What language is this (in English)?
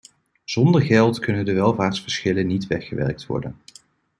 Dutch